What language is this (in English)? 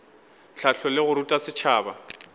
Northern Sotho